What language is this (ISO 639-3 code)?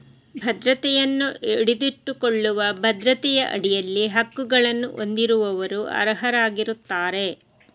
kan